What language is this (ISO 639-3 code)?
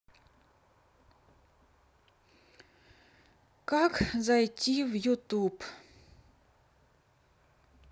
rus